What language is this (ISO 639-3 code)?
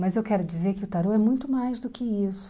por